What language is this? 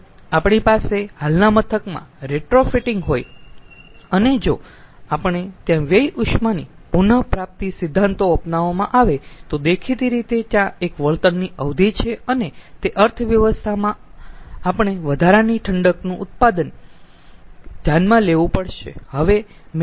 Gujarati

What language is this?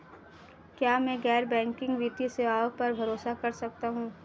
Hindi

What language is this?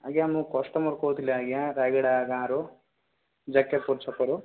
Odia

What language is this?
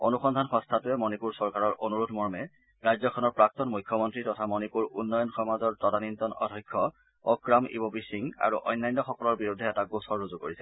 Assamese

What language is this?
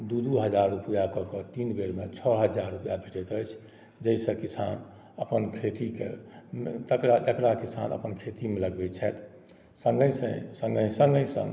Maithili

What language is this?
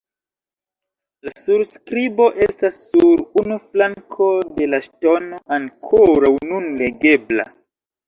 Esperanto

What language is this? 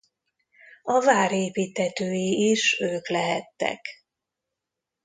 Hungarian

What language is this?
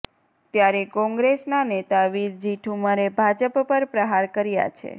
Gujarati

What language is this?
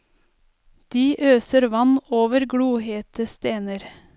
Norwegian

